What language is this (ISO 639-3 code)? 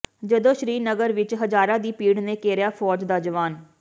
pan